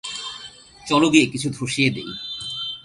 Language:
Bangla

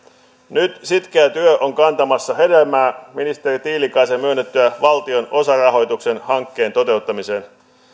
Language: Finnish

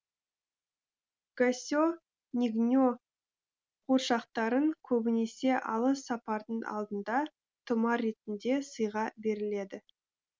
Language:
Kazakh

